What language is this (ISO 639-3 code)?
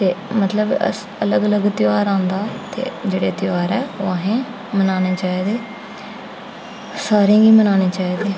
doi